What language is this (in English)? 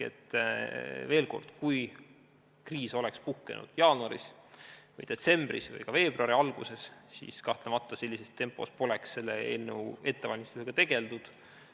Estonian